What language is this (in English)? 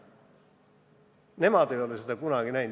Estonian